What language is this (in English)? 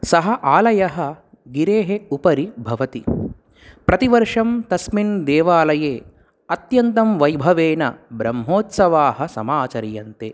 Sanskrit